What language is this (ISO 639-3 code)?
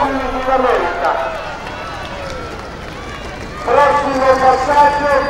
ita